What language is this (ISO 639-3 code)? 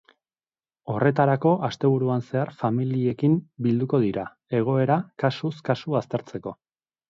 eus